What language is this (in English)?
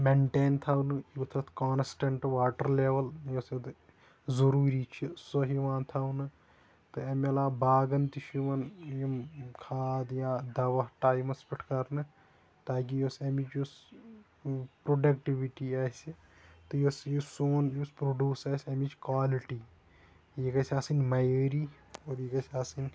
Kashmiri